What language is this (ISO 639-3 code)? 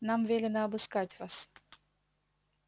rus